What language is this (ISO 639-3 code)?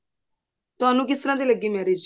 pan